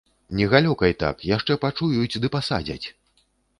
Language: Belarusian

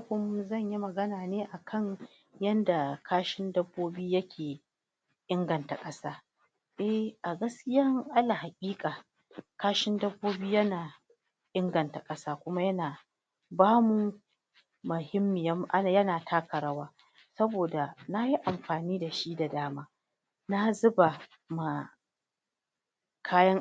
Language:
Hausa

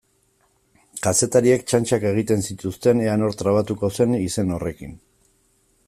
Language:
Basque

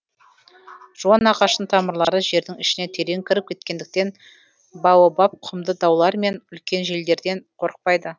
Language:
Kazakh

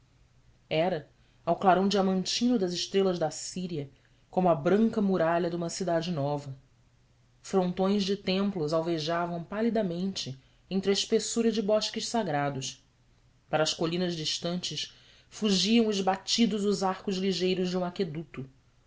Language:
Portuguese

